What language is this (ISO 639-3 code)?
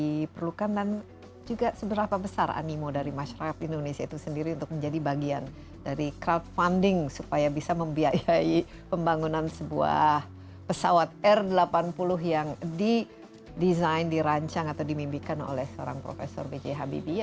ind